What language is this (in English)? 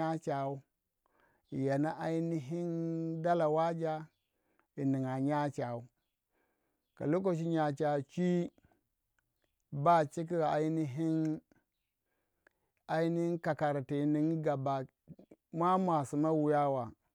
Waja